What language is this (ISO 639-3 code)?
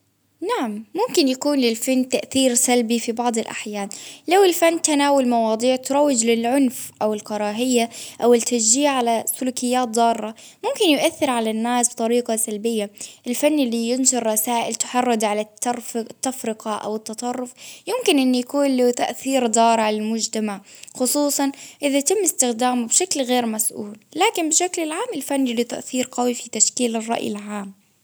abv